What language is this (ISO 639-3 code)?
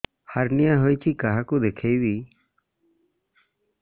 ori